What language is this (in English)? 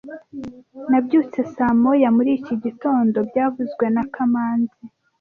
Kinyarwanda